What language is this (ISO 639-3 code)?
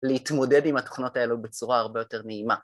heb